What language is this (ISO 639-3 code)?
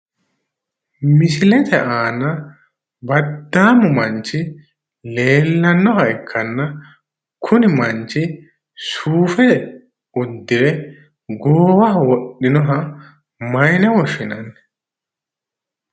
sid